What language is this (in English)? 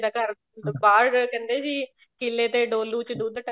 Punjabi